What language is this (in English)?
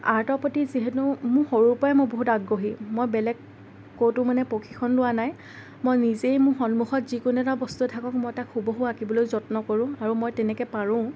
Assamese